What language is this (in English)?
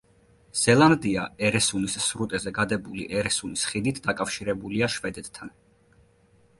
Georgian